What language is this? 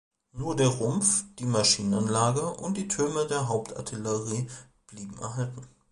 German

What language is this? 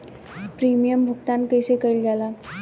Bhojpuri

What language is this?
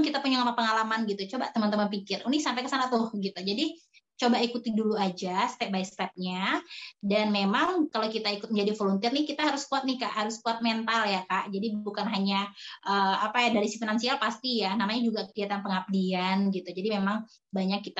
Indonesian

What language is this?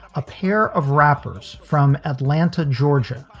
English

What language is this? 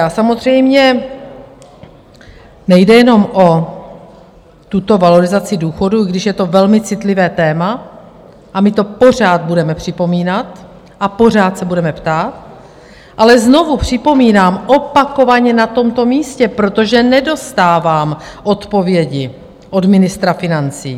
Czech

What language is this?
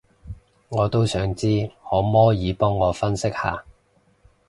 Cantonese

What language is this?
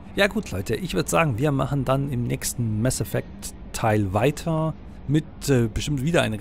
German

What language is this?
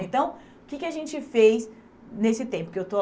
Portuguese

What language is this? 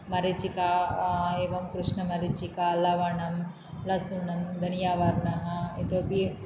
Sanskrit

